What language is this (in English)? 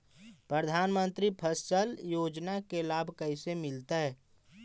Magahi